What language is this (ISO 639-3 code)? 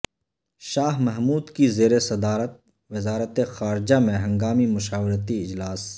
urd